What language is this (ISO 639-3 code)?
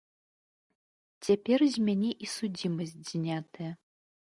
bel